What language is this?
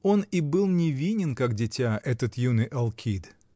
Russian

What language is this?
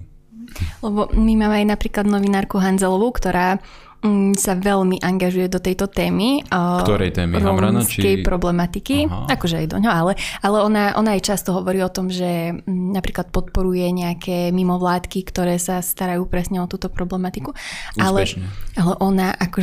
Slovak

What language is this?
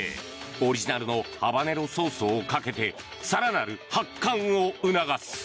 Japanese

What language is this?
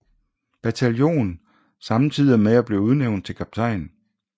Danish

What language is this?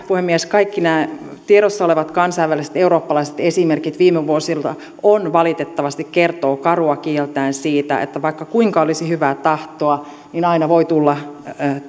Finnish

